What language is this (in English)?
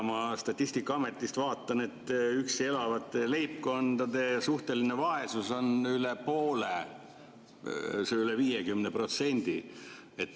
Estonian